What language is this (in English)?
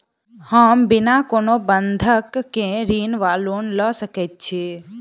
Maithili